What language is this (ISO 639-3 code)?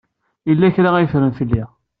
kab